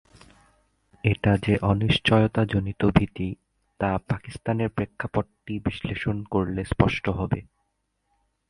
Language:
Bangla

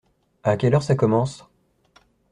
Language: French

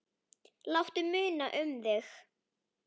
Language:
Icelandic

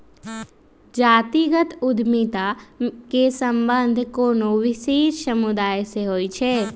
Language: Magahi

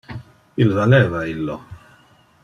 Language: Interlingua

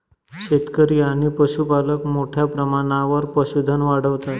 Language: Marathi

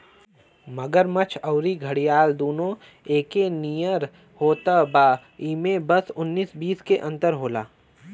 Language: Bhojpuri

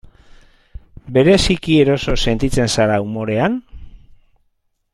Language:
Basque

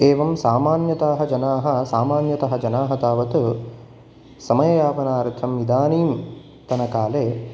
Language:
Sanskrit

